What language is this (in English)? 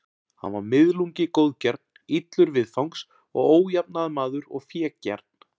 Icelandic